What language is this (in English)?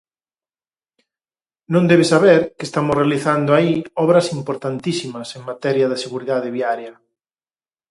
Galician